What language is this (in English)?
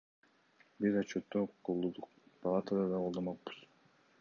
Kyrgyz